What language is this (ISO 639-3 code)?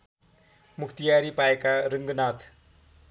nep